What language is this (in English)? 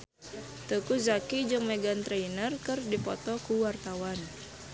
Sundanese